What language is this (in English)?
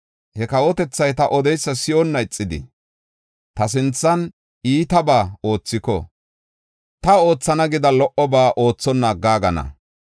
Gofa